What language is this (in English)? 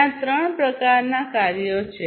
Gujarati